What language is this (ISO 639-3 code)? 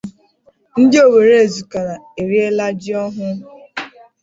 ibo